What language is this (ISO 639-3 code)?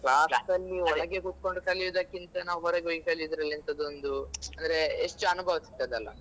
kan